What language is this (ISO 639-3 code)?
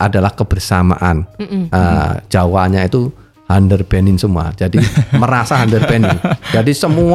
ind